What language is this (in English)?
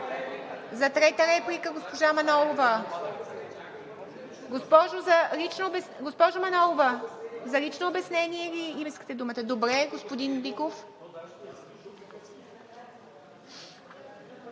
Bulgarian